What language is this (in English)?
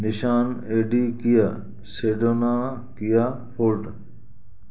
Sindhi